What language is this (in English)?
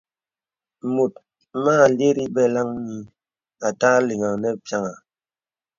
Bebele